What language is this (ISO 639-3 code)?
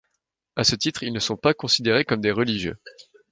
fra